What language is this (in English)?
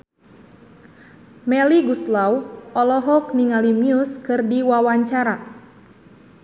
Sundanese